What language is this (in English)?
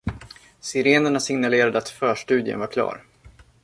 Swedish